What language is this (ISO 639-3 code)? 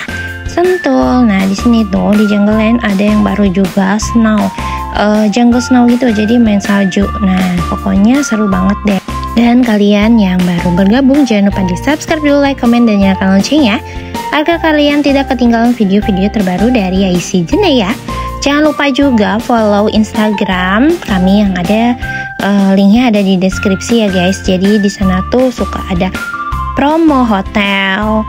ind